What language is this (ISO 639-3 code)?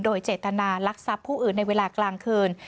tha